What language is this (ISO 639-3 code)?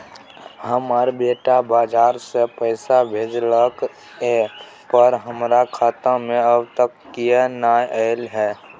mai